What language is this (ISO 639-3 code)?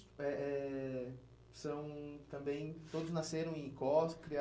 por